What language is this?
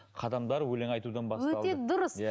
Kazakh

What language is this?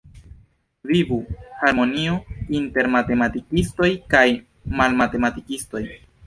Esperanto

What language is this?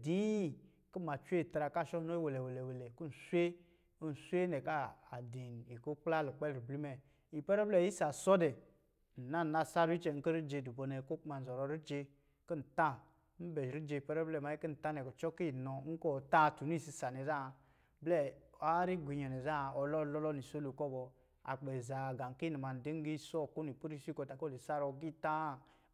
Lijili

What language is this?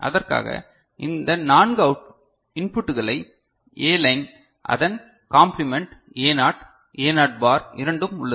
Tamil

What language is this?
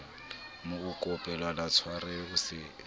Southern Sotho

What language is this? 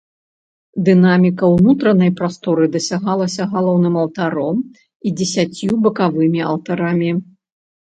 Belarusian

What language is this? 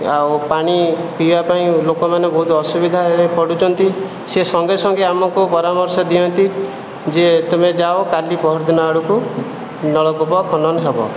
Odia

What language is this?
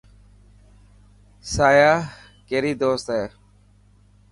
Dhatki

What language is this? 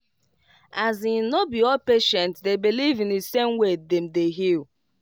Nigerian Pidgin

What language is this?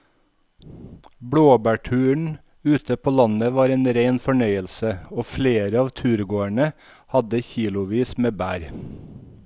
Norwegian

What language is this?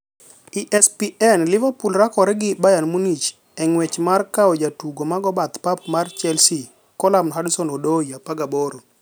Luo (Kenya and Tanzania)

